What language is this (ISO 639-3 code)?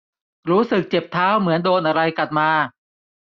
tha